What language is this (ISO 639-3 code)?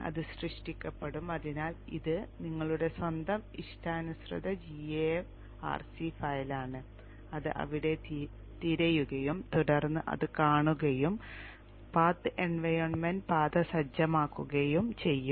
mal